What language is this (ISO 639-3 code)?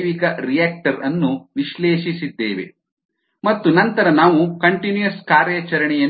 kan